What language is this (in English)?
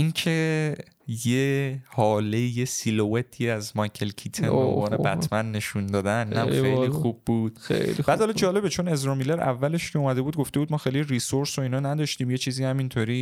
Persian